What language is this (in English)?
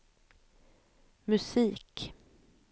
Swedish